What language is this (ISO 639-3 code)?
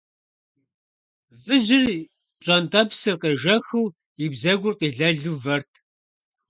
kbd